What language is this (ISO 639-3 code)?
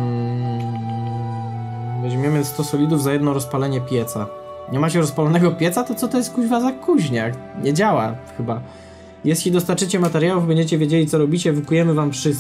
pol